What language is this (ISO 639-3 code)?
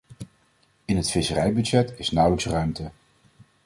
nld